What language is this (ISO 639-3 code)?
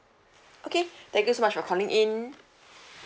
eng